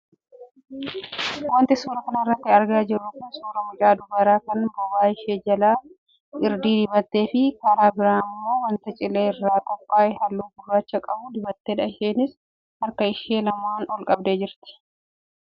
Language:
Oromo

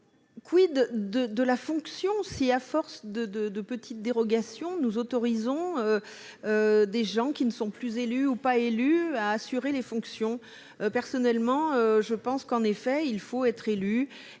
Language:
French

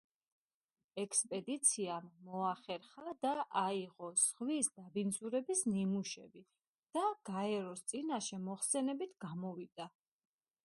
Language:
Georgian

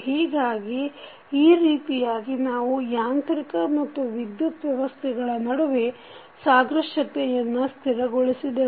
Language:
Kannada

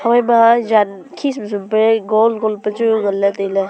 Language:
Wancho Naga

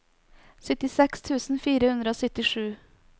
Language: Norwegian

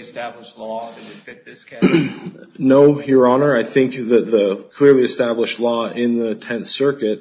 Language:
English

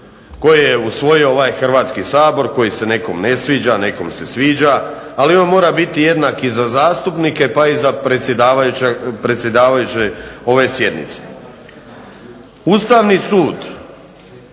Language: Croatian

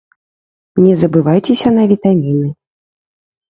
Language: Belarusian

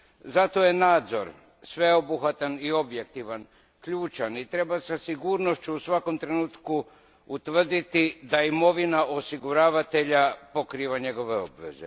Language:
Croatian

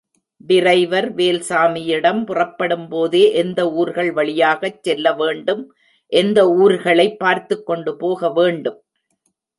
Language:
Tamil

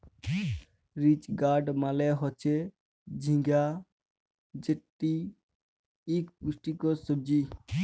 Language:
Bangla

